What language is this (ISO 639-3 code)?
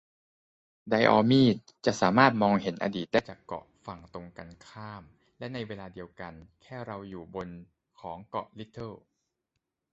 tha